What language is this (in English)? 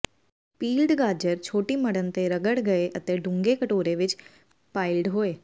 Punjabi